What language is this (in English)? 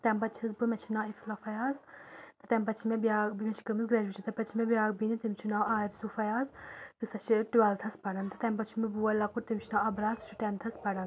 Kashmiri